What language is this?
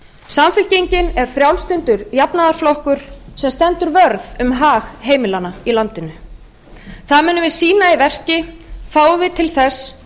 Icelandic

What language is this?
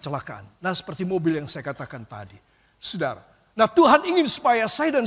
Indonesian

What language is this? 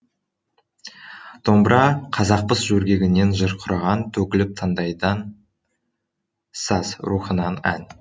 Kazakh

